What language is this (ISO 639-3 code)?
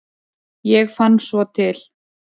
isl